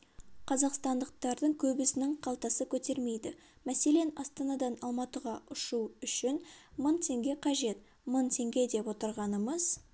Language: Kazakh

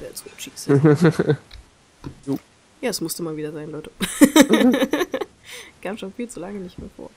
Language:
German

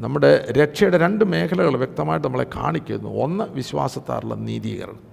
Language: Malayalam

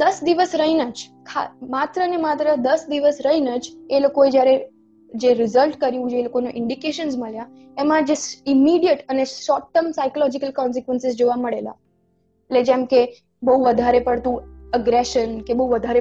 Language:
Gujarati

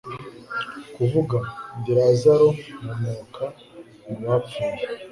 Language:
Kinyarwanda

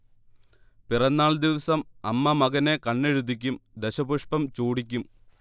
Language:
Malayalam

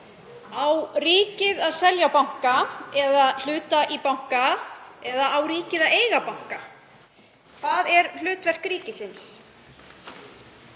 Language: Icelandic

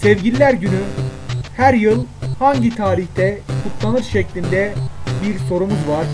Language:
Turkish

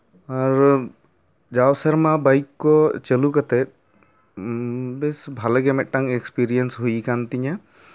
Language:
Santali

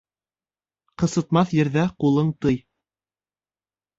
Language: Bashkir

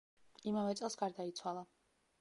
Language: Georgian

